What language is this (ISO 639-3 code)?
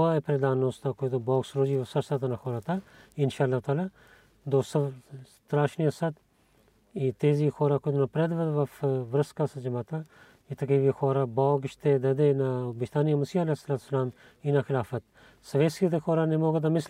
bul